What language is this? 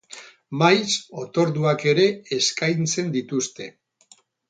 Basque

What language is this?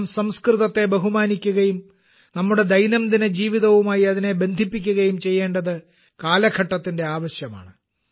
Malayalam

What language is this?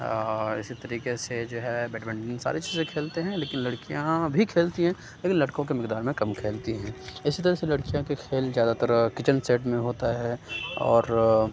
Urdu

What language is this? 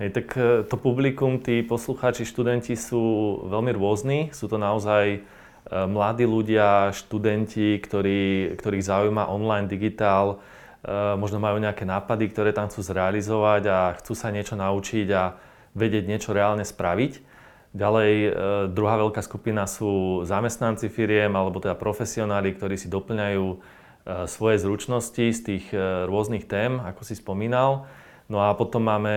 Slovak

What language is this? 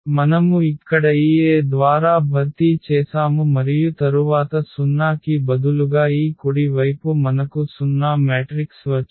Telugu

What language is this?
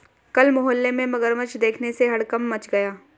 Hindi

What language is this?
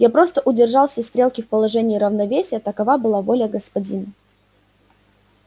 Russian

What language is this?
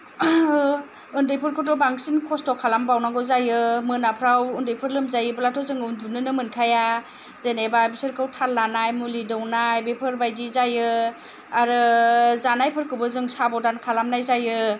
Bodo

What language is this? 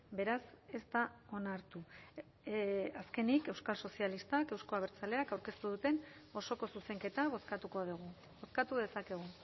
Basque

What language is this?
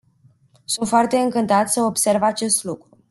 Romanian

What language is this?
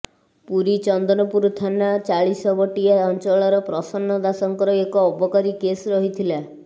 Odia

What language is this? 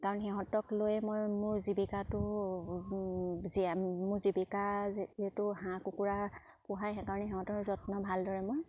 Assamese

